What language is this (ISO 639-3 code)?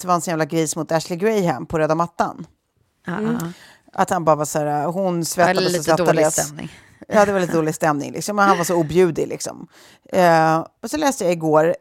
swe